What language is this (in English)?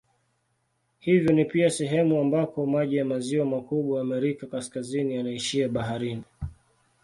Swahili